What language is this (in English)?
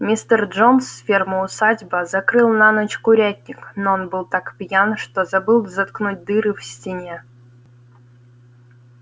Russian